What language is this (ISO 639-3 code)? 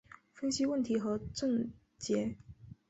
zho